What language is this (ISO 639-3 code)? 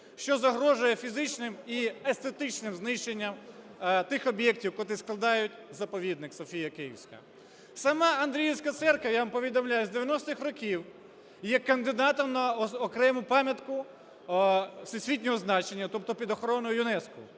ukr